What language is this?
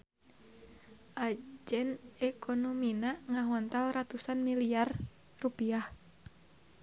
Sundanese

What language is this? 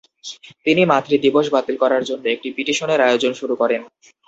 Bangla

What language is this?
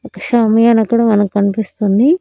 Telugu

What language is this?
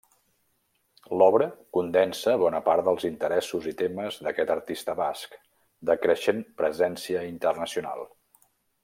Catalan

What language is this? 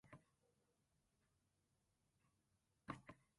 Occitan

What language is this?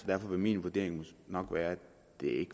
Danish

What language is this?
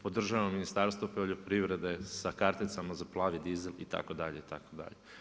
Croatian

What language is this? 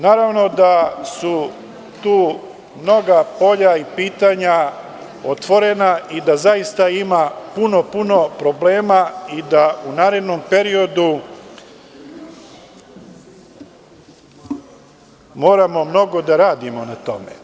Serbian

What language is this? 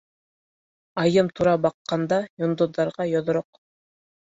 Bashkir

